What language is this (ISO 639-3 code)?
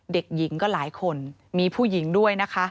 tha